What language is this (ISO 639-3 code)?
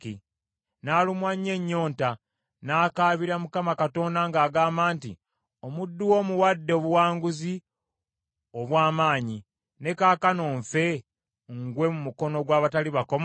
lug